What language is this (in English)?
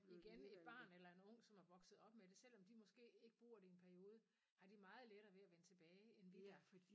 Danish